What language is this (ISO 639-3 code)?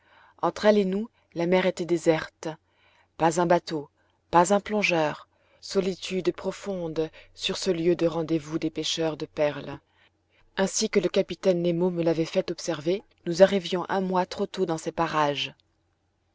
fra